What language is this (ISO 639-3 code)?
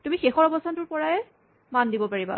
asm